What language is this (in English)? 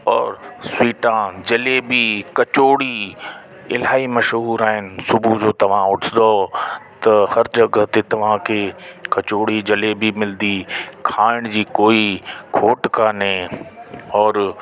Sindhi